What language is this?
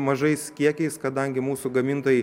Lithuanian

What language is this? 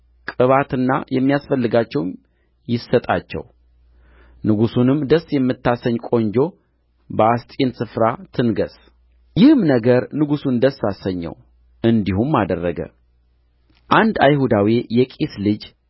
Amharic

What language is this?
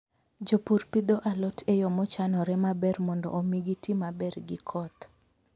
Luo (Kenya and Tanzania)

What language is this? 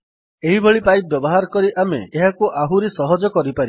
Odia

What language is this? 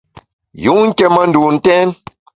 Bamun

